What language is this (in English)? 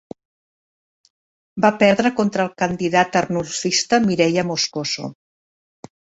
Catalan